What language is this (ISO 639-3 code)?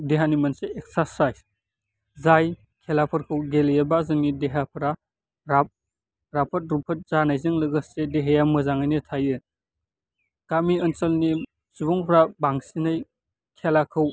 brx